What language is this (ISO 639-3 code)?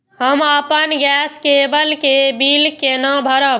mai